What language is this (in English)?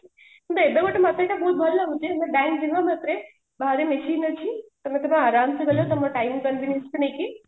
Odia